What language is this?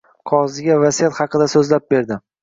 Uzbek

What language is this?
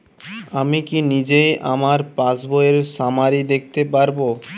Bangla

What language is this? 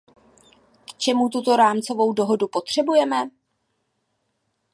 Czech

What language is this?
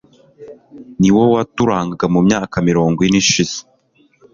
Kinyarwanda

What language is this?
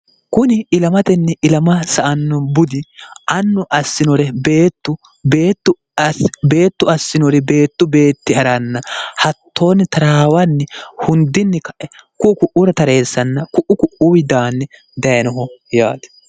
Sidamo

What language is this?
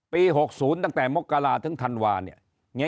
Thai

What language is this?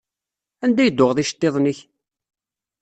Kabyle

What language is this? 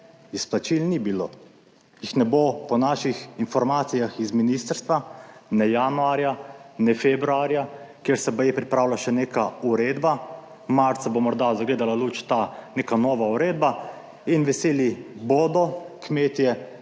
Slovenian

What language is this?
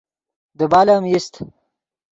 Yidgha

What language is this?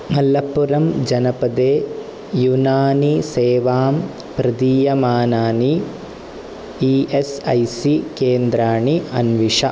Sanskrit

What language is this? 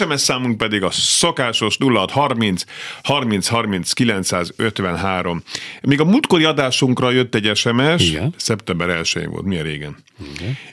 Hungarian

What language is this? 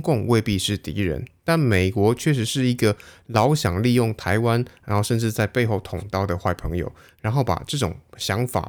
Chinese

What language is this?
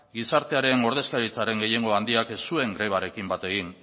Basque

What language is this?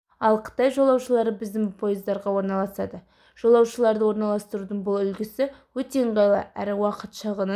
Kazakh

